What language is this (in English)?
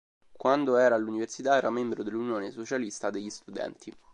Italian